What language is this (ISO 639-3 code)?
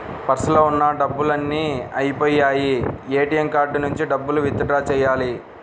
tel